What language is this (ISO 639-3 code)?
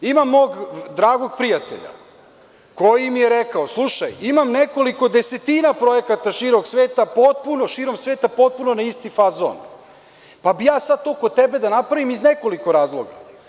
srp